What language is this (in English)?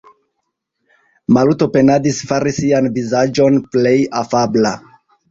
Esperanto